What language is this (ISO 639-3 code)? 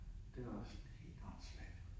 dan